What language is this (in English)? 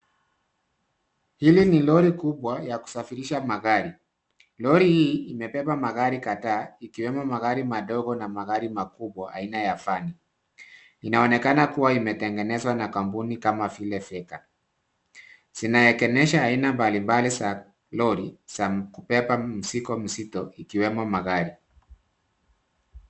Swahili